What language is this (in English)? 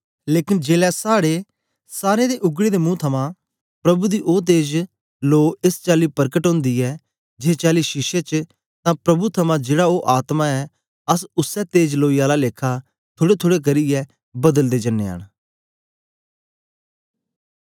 Dogri